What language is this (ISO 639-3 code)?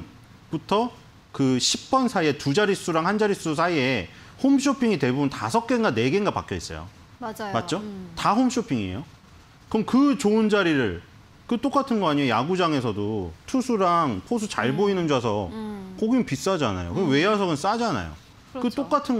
kor